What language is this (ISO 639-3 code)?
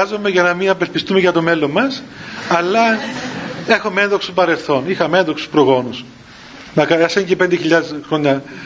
ell